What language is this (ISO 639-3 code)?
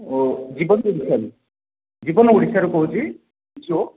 ori